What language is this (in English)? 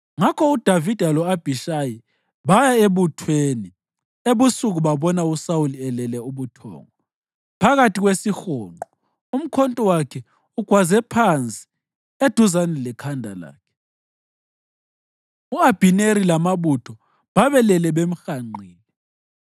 North Ndebele